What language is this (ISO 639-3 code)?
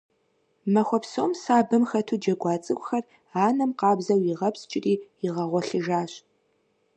kbd